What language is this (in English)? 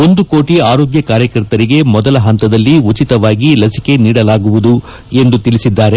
Kannada